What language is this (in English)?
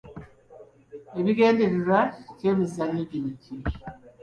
Ganda